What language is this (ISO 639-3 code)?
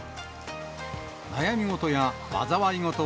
jpn